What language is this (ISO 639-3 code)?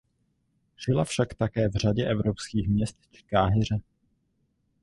ces